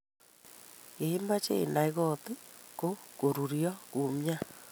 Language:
Kalenjin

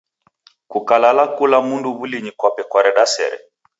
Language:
Taita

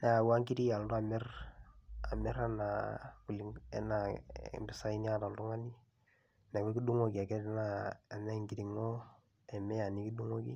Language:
Masai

